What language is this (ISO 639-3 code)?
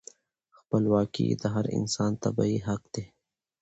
pus